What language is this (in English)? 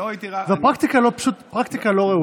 Hebrew